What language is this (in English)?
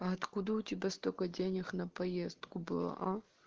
Russian